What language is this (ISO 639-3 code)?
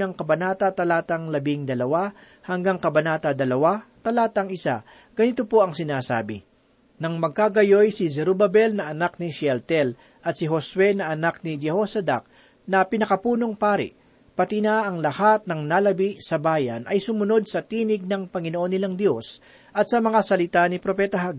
fil